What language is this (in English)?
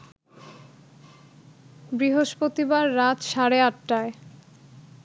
Bangla